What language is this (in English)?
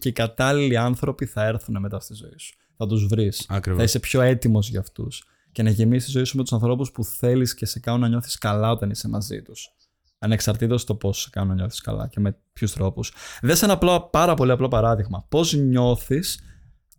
Greek